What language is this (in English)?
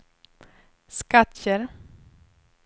Swedish